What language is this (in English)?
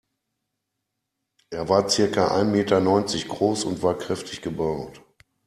German